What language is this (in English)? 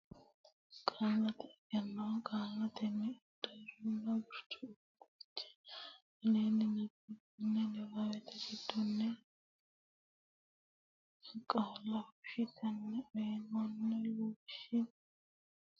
Sidamo